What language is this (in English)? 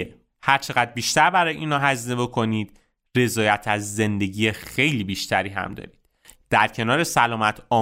Persian